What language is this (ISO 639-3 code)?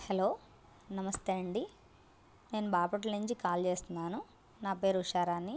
tel